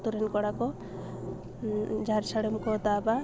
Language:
Santali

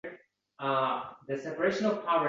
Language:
Uzbek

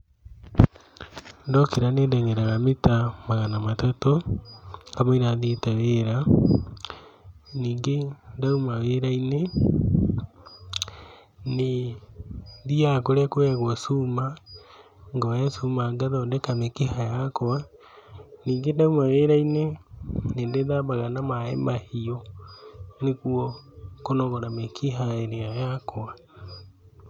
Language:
Kikuyu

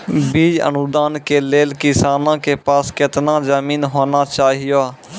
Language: Maithili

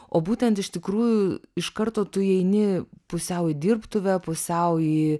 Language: Lithuanian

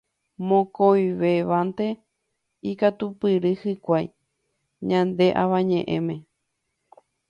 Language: Guarani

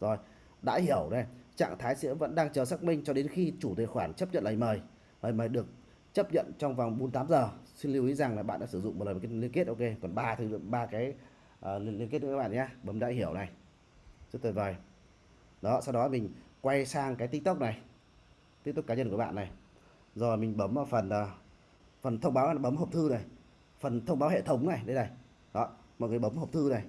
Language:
Vietnamese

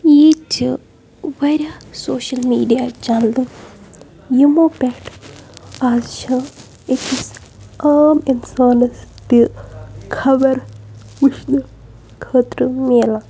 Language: Kashmiri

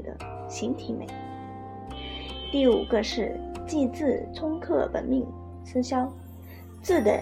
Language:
Chinese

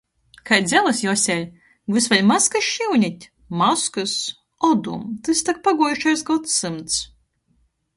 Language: Latgalian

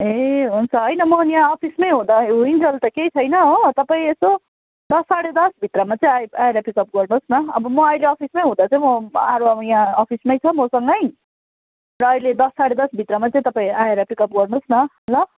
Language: Nepali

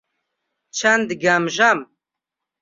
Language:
Central Kurdish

